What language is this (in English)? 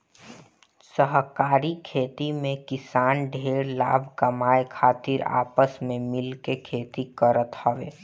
Bhojpuri